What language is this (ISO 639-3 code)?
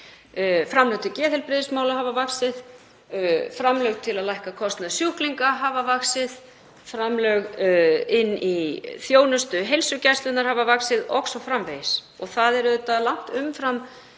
isl